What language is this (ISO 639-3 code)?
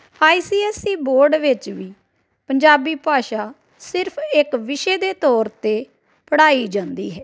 pan